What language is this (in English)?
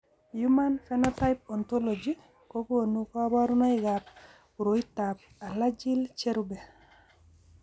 Kalenjin